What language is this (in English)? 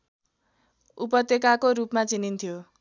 Nepali